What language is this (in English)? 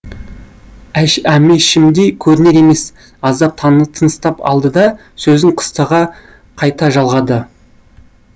Kazakh